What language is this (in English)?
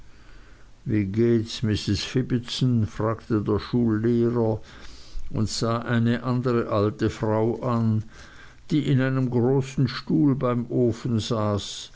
German